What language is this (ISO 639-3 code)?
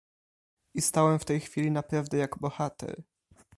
pol